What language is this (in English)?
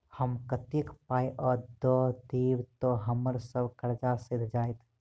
Maithili